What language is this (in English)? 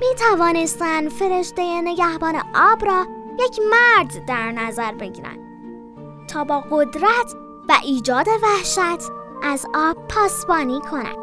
Persian